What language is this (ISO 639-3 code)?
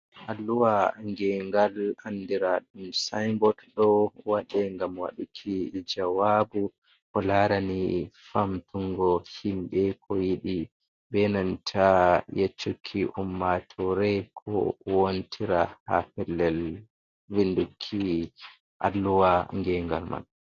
ful